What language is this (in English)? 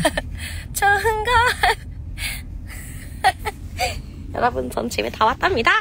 Korean